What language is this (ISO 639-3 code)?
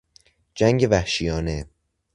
fas